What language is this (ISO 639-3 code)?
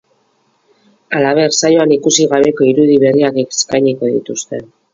eus